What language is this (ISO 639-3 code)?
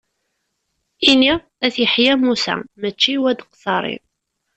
kab